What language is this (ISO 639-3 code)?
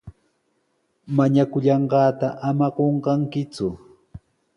qws